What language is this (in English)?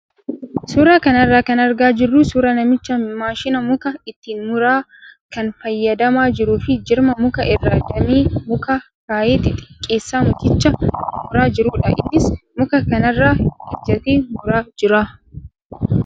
Oromo